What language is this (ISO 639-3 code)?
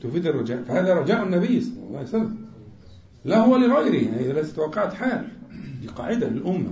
ara